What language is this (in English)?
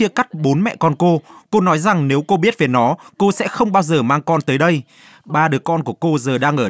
Vietnamese